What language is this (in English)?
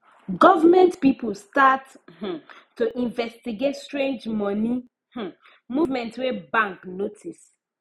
Nigerian Pidgin